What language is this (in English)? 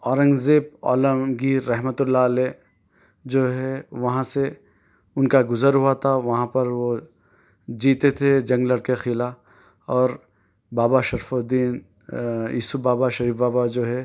Urdu